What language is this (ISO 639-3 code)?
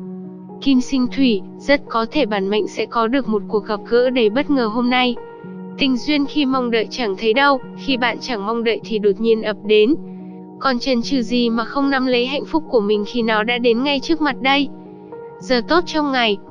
vie